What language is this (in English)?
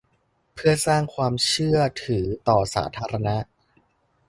Thai